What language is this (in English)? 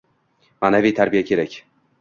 Uzbek